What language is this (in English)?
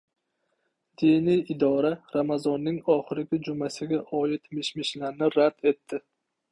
Uzbek